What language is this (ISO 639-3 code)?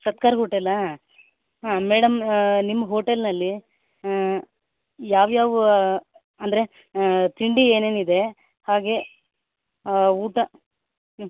kan